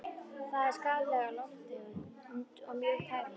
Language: Icelandic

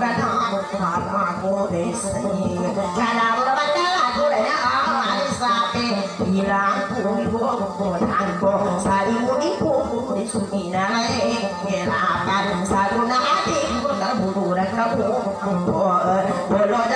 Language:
Thai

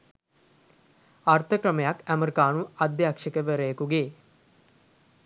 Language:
Sinhala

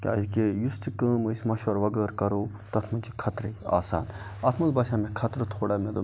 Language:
Kashmiri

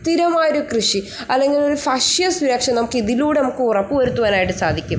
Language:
Malayalam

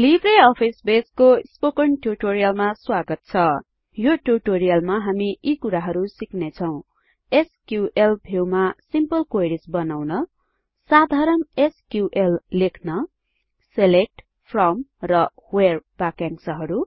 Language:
Nepali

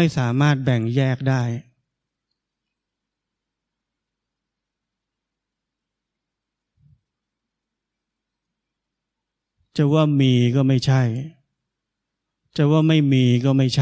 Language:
Thai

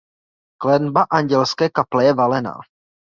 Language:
Czech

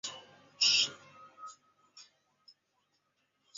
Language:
Chinese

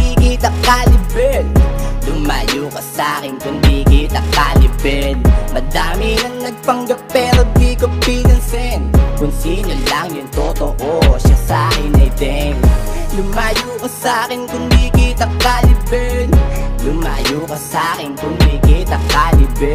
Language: Indonesian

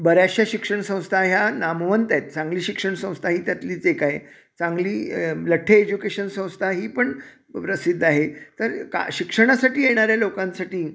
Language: Marathi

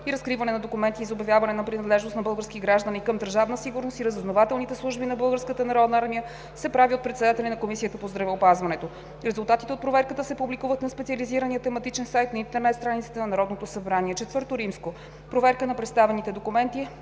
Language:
Bulgarian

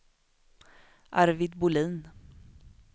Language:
Swedish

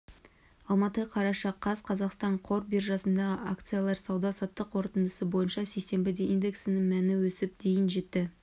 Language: Kazakh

